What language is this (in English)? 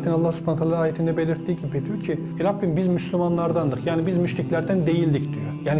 Turkish